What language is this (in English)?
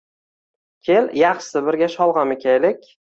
Uzbek